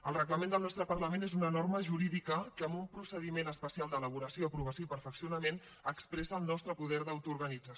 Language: Catalan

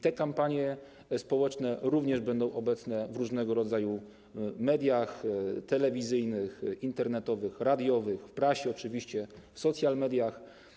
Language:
Polish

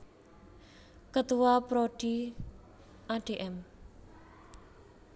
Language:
Javanese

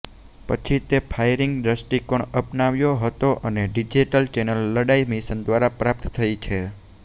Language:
Gujarati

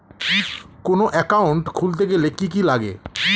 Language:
Bangla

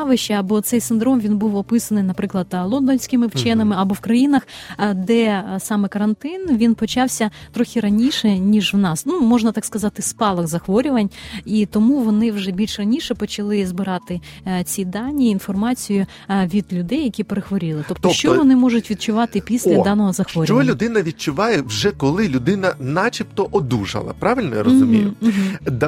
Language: Ukrainian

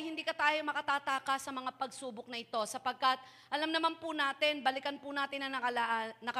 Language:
Filipino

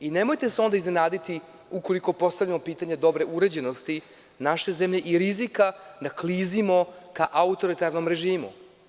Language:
Serbian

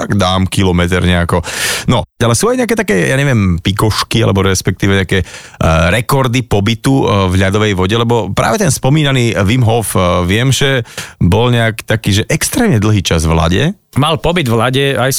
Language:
Slovak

